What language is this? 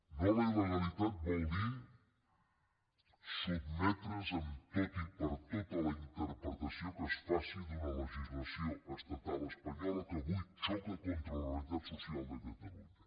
Catalan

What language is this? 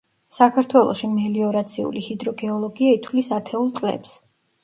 Georgian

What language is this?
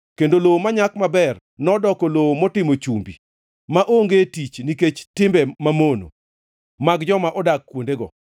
Luo (Kenya and Tanzania)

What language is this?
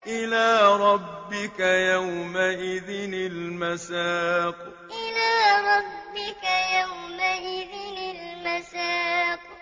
Arabic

